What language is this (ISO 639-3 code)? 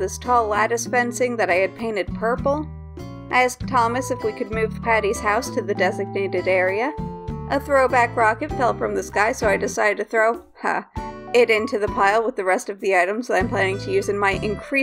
eng